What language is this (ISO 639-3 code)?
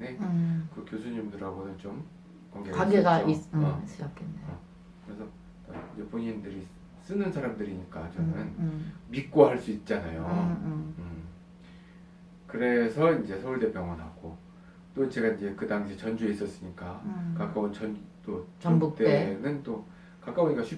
kor